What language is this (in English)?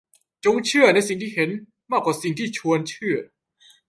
Thai